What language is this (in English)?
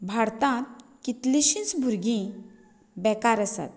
Konkani